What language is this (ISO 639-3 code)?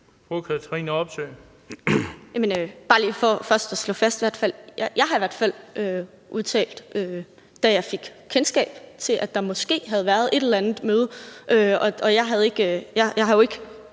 dan